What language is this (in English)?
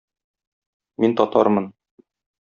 Tatar